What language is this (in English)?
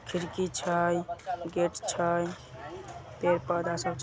Magahi